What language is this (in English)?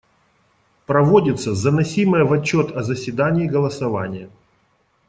Russian